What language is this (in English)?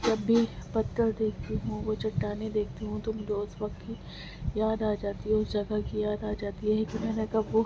Urdu